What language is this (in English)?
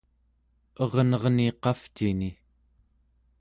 Central Yupik